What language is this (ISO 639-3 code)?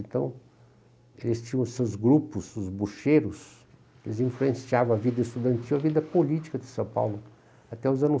por